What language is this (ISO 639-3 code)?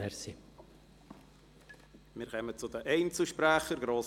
gsw